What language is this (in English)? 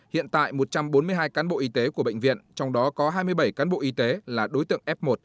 Vietnamese